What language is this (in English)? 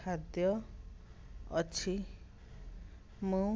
Odia